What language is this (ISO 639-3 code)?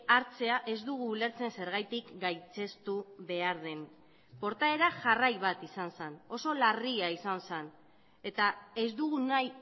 eus